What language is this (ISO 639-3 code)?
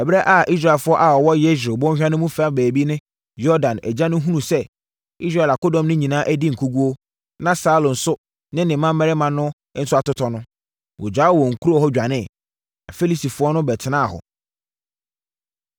aka